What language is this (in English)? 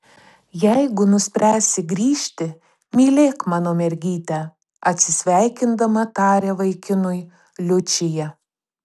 Lithuanian